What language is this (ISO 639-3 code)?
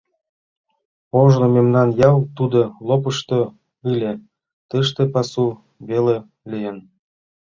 chm